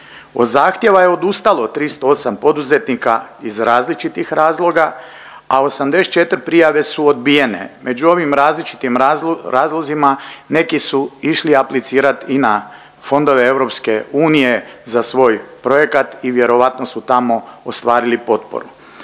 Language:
Croatian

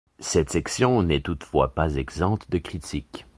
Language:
French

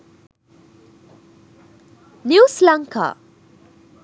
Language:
Sinhala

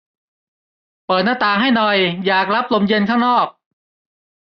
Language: Thai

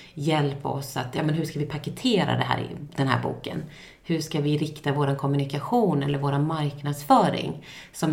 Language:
Swedish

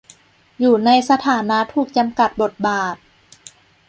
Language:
Thai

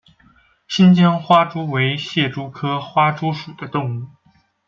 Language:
Chinese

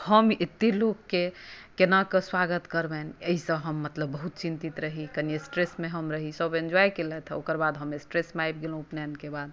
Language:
Maithili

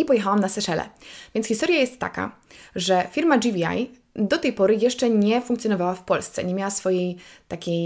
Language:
Polish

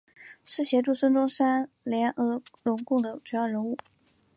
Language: Chinese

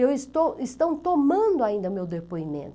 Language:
Portuguese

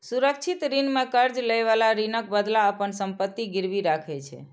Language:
Maithili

